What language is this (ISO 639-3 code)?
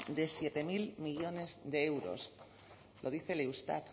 spa